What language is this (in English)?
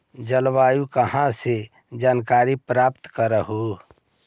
Magahi